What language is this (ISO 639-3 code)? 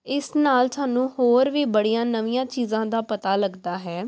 pan